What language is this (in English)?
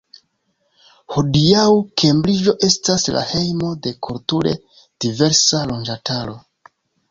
Esperanto